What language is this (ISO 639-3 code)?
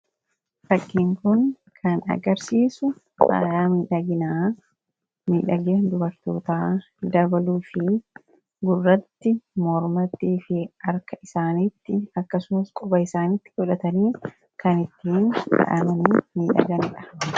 orm